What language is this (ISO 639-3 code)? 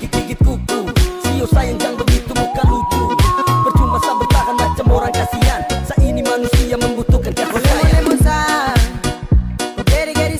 tha